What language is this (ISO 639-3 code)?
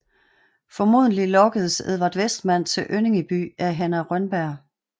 dan